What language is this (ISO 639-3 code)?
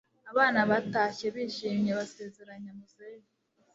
kin